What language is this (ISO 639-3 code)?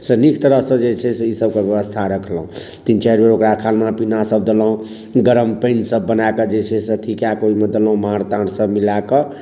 mai